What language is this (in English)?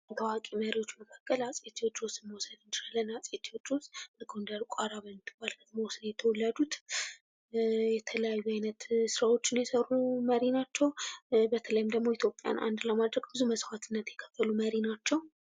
Amharic